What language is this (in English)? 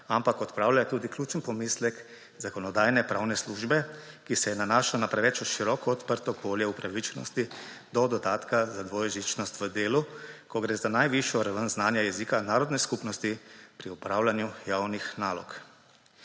Slovenian